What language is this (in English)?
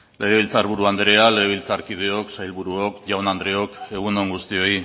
Basque